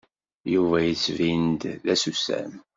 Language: Kabyle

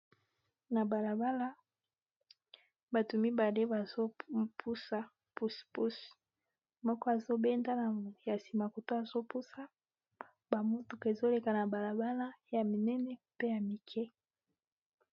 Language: Lingala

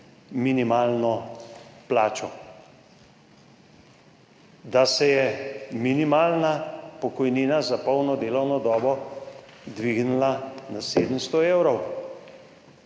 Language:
Slovenian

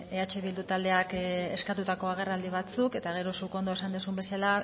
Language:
Basque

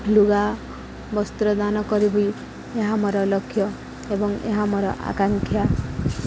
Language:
Odia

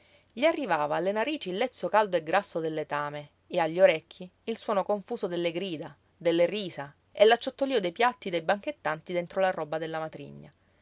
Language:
Italian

